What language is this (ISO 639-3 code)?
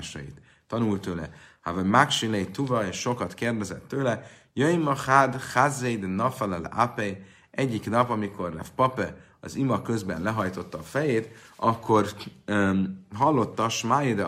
hun